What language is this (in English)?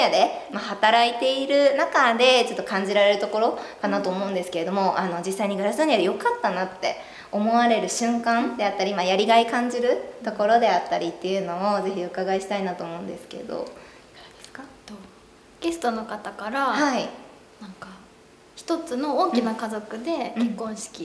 Japanese